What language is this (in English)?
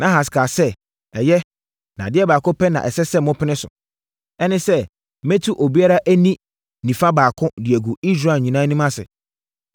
Akan